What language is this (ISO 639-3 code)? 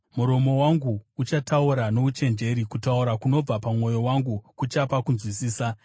sna